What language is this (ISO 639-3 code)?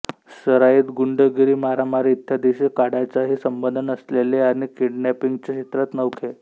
mar